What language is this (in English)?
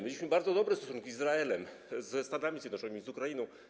Polish